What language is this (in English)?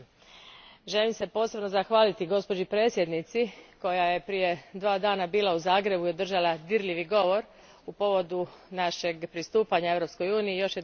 Croatian